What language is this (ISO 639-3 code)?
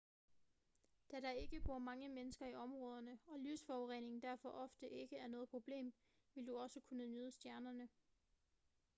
dan